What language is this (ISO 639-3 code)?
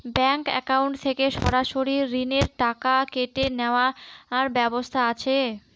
ben